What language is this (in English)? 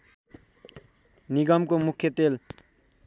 Nepali